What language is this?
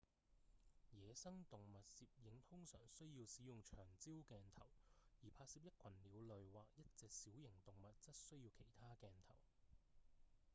Cantonese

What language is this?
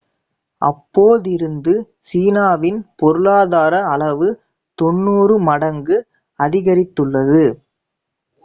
Tamil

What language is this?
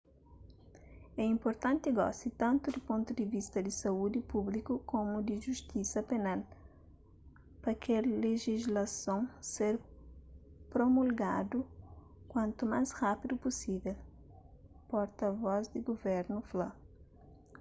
Kabuverdianu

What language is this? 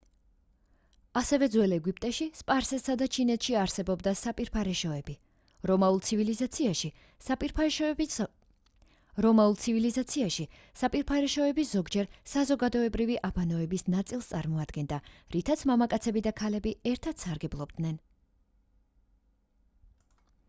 Georgian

